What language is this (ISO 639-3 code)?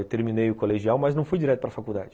por